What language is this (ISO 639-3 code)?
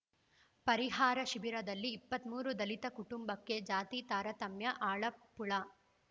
kan